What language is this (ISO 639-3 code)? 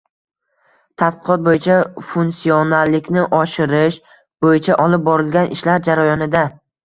uzb